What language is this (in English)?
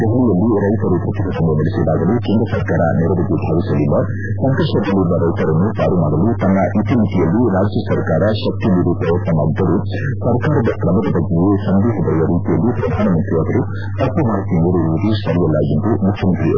Kannada